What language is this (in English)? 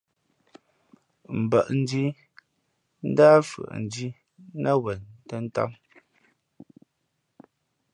Fe'fe'